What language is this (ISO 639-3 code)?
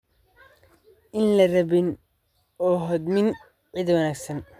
som